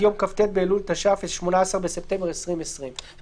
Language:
Hebrew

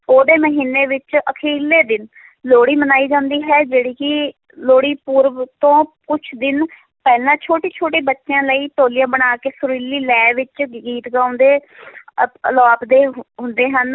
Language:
Punjabi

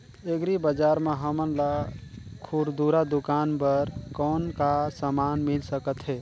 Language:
Chhattisgarhi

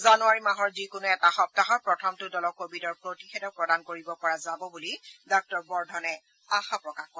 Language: Assamese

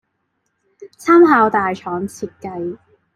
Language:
Chinese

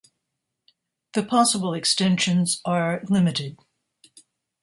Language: English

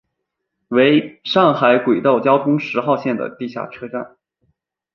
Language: Chinese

